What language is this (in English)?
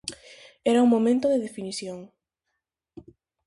Galician